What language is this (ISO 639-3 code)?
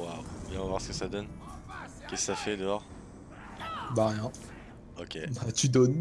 fra